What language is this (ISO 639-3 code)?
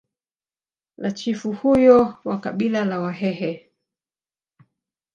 swa